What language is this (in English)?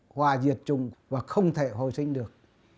Vietnamese